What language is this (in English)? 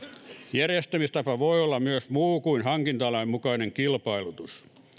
Finnish